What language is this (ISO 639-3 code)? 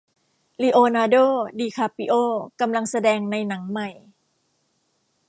tha